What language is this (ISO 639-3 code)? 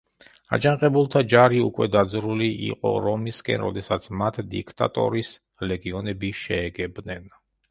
kat